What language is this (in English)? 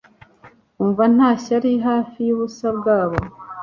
Kinyarwanda